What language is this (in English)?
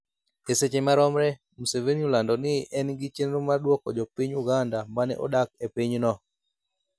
Luo (Kenya and Tanzania)